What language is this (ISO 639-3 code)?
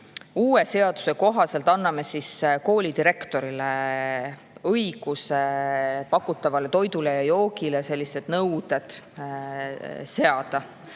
est